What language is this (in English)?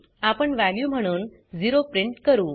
Marathi